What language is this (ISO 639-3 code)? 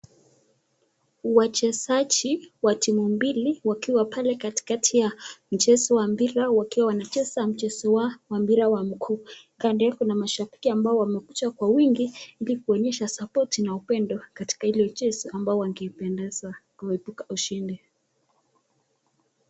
swa